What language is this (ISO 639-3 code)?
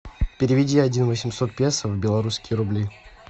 rus